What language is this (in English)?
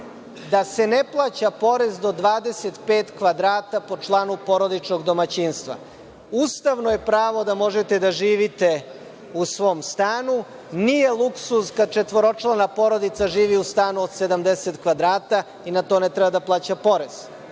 Serbian